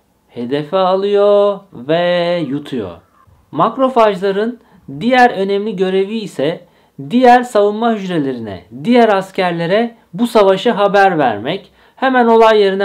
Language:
Turkish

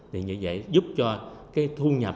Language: Vietnamese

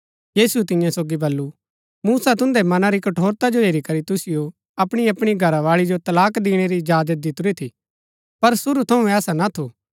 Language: Gaddi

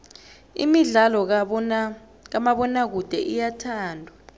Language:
South Ndebele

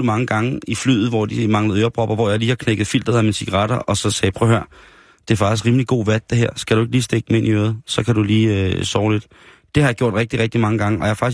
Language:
Danish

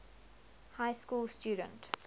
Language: English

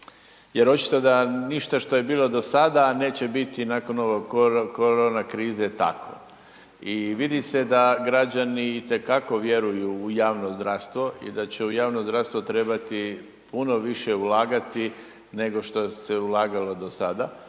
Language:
Croatian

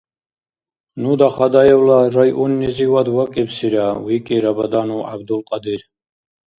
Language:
Dargwa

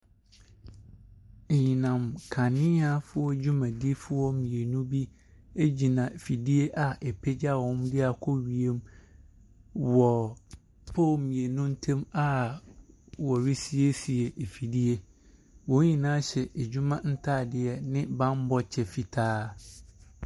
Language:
Akan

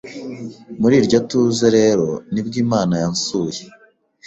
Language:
Kinyarwanda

